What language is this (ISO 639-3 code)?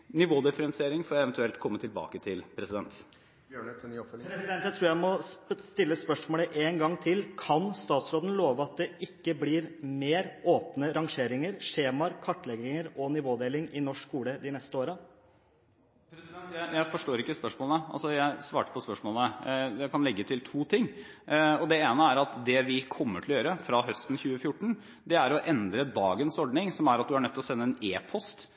nob